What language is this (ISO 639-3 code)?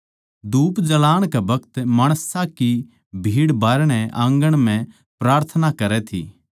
bgc